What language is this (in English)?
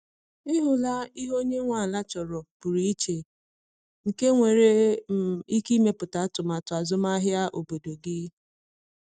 Igbo